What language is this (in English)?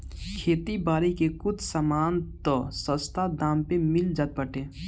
Bhojpuri